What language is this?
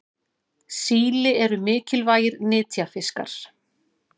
Icelandic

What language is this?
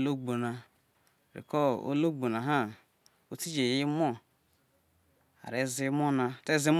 Isoko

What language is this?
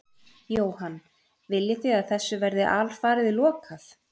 Icelandic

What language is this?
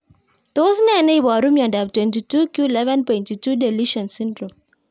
Kalenjin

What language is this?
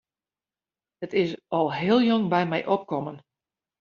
Western Frisian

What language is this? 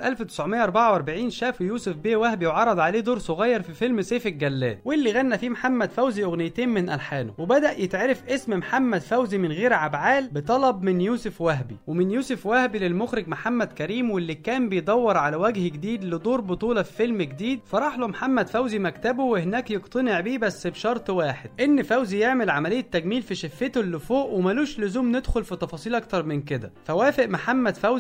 Arabic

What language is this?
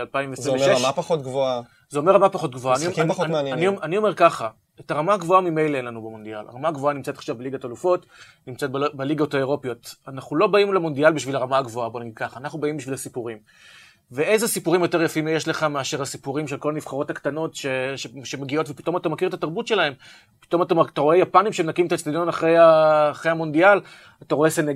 Hebrew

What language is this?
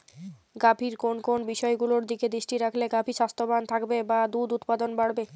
Bangla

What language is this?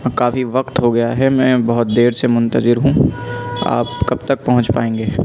Urdu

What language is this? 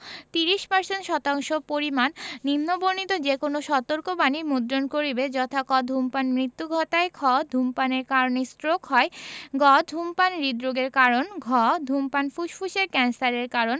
Bangla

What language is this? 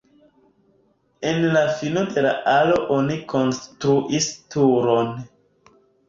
Esperanto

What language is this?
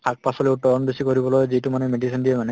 Assamese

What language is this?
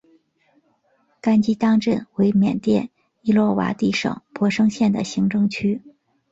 Chinese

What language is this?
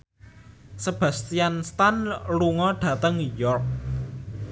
Javanese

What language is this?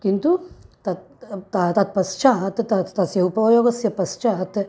Sanskrit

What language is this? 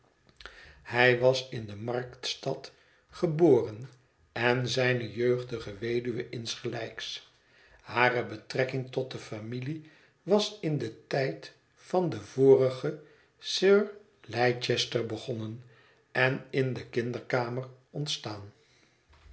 Dutch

